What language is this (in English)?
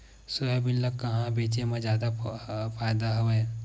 Chhattisgarhi